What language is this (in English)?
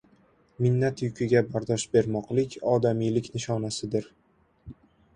Uzbek